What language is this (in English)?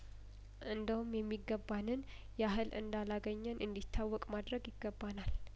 Amharic